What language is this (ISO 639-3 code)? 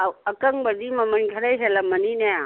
mni